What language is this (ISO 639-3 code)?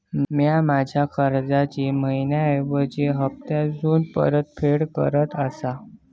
mar